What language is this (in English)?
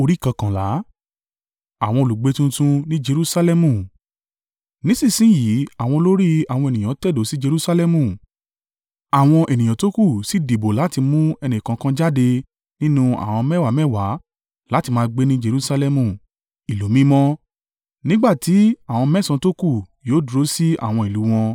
Yoruba